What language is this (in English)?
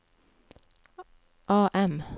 Norwegian